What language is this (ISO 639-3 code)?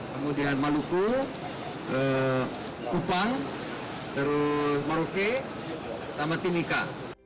ind